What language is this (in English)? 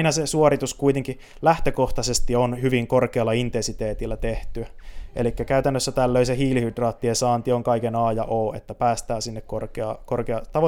Finnish